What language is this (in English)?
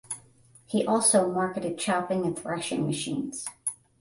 English